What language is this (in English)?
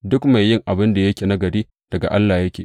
Hausa